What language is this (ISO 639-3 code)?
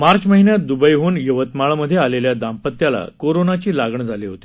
mar